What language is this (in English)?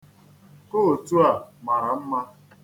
Igbo